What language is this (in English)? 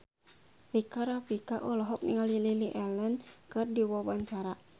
Sundanese